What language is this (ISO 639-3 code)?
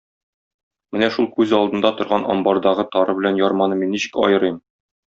tat